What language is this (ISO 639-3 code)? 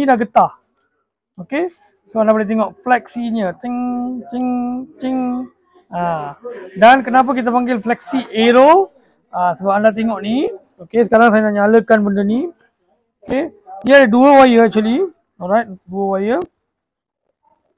msa